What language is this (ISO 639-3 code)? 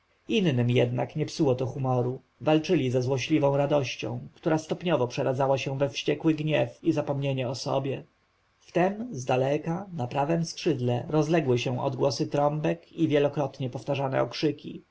pol